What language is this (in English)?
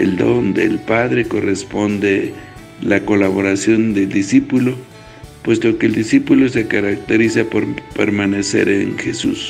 Spanish